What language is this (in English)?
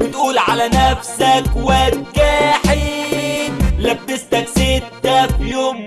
Arabic